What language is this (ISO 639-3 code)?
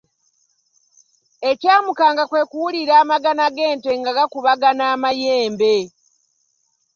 lug